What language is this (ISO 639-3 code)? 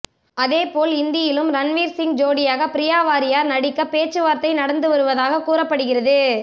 tam